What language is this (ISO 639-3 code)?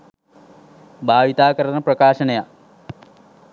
sin